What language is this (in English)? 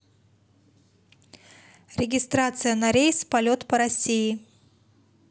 Russian